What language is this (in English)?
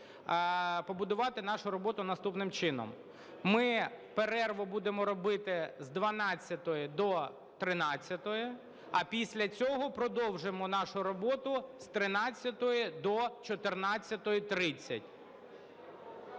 Ukrainian